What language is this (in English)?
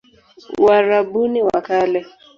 Swahili